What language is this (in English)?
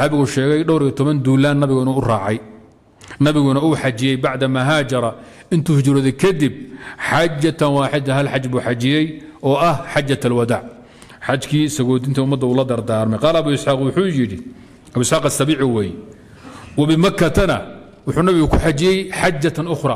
Arabic